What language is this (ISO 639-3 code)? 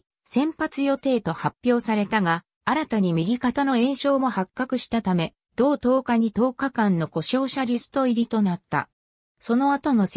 jpn